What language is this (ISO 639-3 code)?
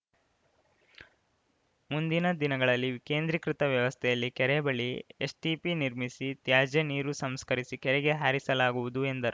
kan